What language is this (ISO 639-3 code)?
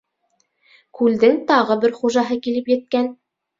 bak